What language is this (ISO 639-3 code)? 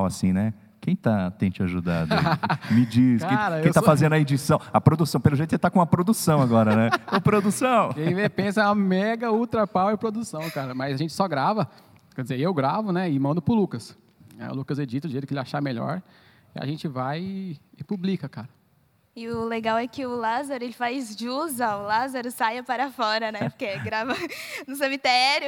por